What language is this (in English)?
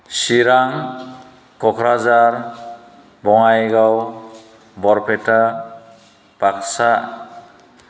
Bodo